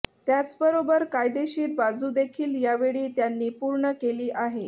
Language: Marathi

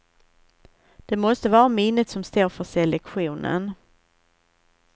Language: Swedish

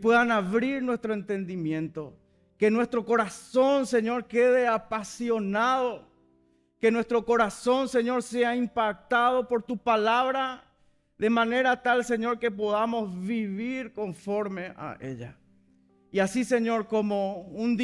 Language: Spanish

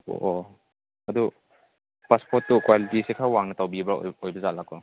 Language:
Manipuri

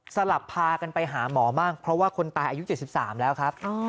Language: Thai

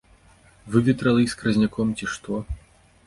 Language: Belarusian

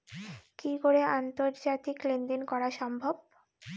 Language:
Bangla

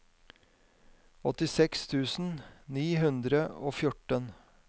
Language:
Norwegian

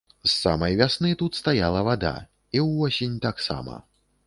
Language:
Belarusian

